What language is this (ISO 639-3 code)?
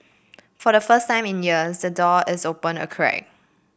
eng